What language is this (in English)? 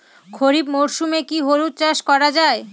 Bangla